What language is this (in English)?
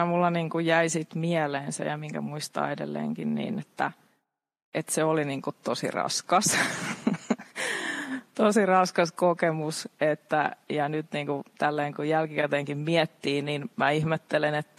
Finnish